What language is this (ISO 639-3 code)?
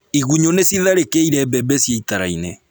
kik